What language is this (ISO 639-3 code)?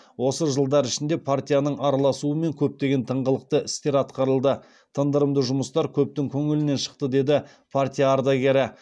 kaz